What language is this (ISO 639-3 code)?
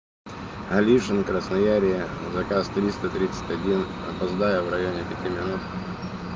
rus